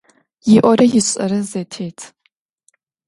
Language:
Adyghe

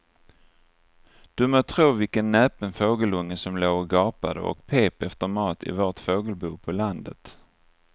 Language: Swedish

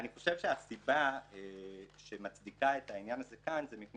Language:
Hebrew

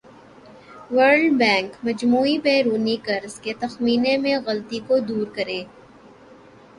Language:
Urdu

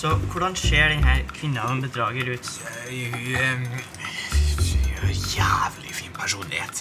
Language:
Norwegian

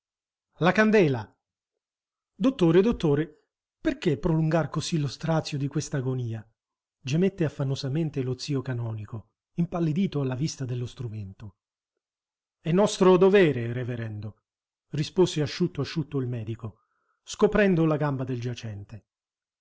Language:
Italian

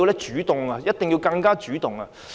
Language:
Cantonese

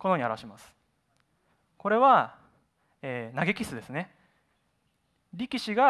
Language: Japanese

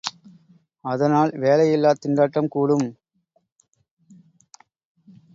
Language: Tamil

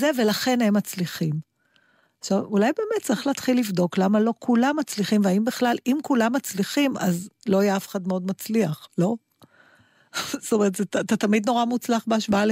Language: Hebrew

